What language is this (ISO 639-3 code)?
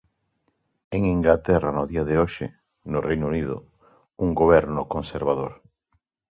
glg